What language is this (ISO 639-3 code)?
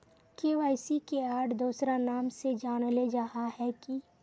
mag